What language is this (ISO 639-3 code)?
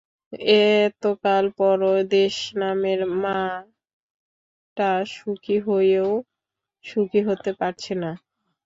ben